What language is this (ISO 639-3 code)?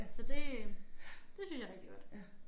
dan